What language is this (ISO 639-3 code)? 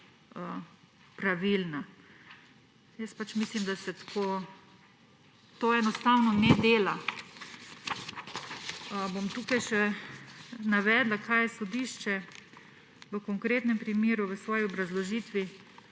slv